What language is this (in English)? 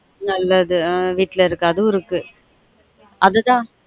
Tamil